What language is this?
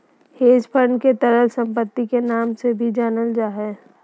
Magahi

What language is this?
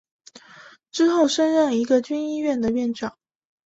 Chinese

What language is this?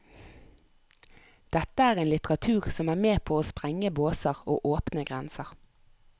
Norwegian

